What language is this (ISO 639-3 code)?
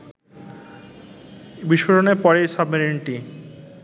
ben